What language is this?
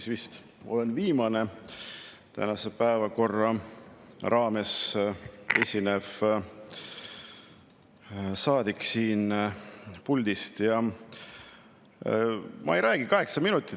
Estonian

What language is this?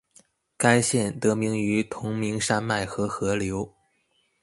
Chinese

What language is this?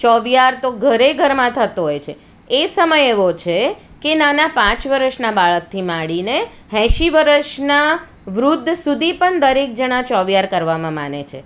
Gujarati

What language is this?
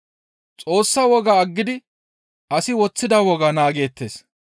Gamo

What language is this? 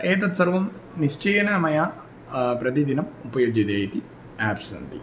Sanskrit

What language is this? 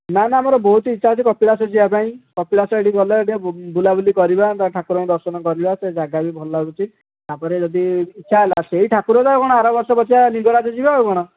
Odia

